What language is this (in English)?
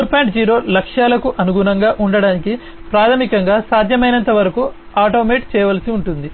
Telugu